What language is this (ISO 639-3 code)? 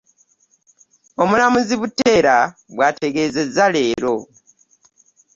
lug